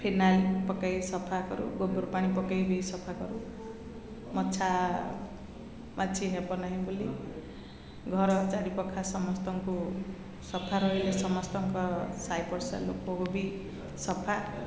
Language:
Odia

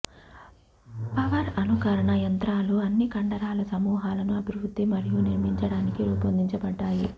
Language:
Telugu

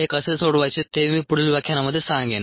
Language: Marathi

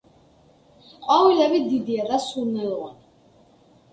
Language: Georgian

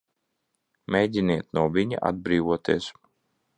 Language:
Latvian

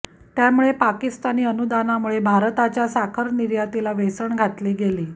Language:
Marathi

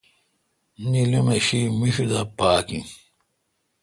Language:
Kalkoti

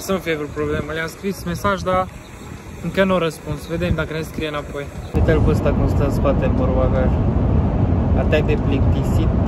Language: Romanian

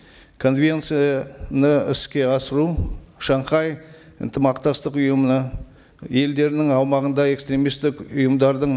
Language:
Kazakh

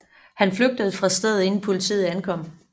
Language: Danish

